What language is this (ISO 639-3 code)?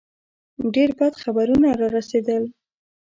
pus